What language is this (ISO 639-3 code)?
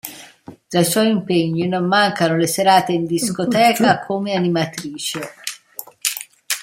ita